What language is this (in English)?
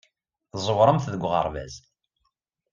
Kabyle